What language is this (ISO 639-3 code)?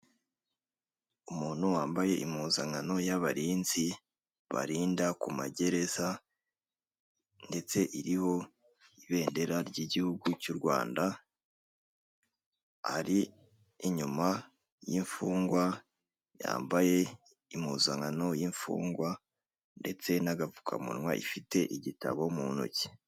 kin